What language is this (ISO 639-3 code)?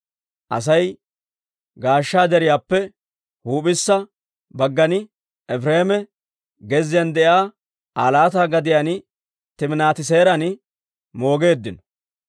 dwr